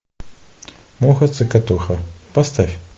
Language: Russian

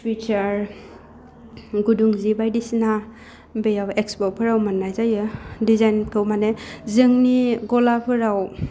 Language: Bodo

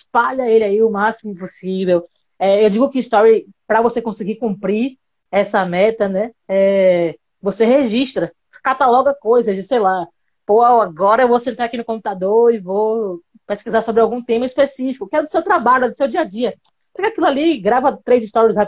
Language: Portuguese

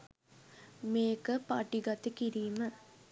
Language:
Sinhala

